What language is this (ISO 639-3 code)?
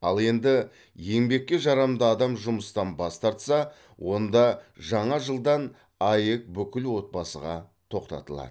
kaz